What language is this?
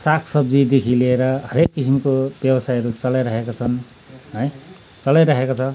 Nepali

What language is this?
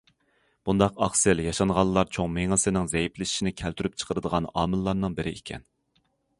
Uyghur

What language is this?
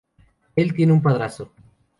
Spanish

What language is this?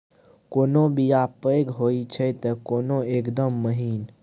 Maithili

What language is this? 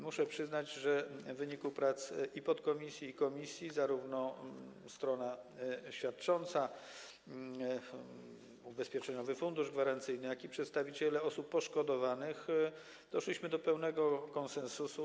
Polish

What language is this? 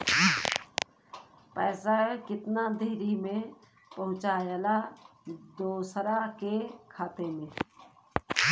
Bhojpuri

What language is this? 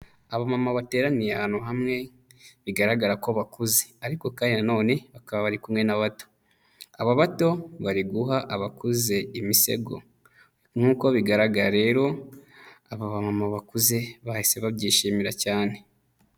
Kinyarwanda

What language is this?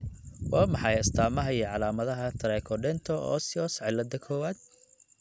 Somali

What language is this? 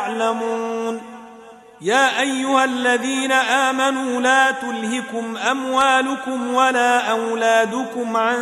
Arabic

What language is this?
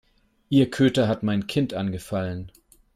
German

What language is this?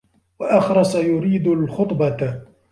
Arabic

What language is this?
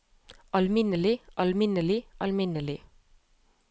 Norwegian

